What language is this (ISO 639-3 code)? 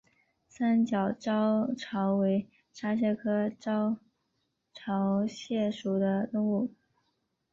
zho